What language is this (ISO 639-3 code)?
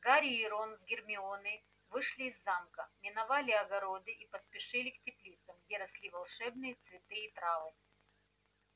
rus